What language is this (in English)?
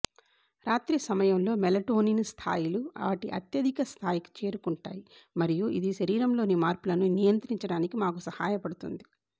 Telugu